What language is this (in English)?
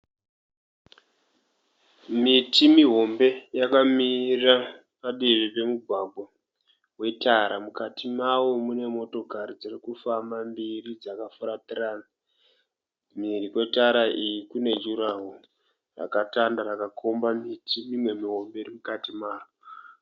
Shona